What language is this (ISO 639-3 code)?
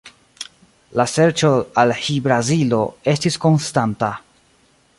epo